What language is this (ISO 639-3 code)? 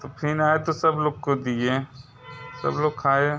hin